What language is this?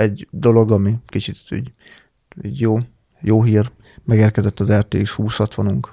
Hungarian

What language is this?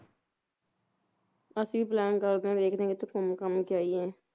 Punjabi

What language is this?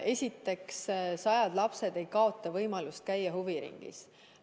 Estonian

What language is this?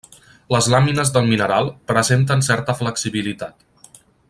Catalan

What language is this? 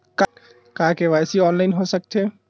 Chhattisgarhi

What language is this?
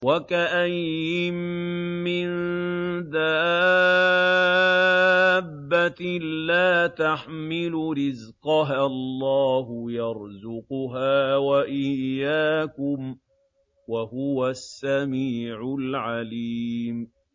Arabic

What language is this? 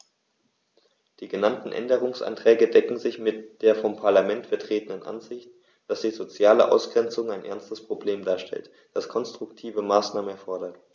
German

